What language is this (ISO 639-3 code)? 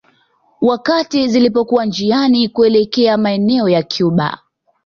swa